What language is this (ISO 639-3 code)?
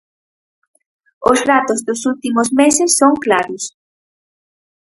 glg